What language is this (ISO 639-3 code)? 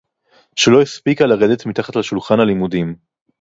heb